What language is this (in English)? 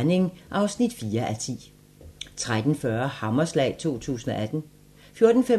Danish